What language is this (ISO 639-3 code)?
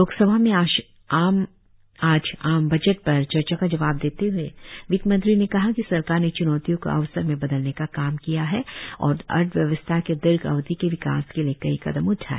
hin